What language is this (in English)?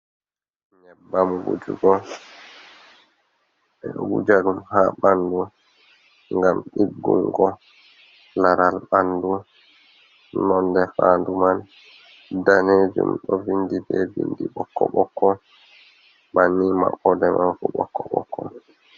Fula